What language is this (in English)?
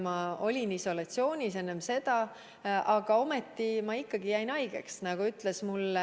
Estonian